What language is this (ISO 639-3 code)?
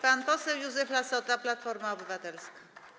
pol